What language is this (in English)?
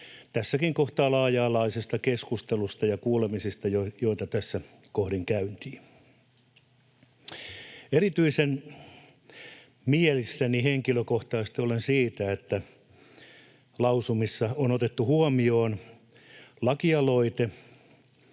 Finnish